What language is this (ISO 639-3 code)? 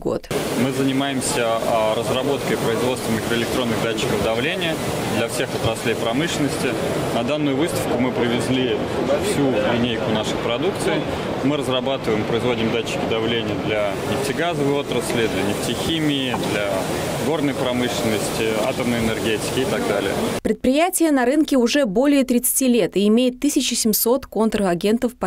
rus